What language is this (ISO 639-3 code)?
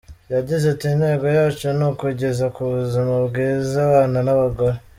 kin